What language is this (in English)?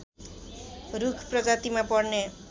Nepali